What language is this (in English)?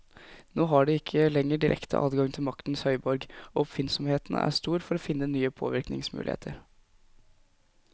Norwegian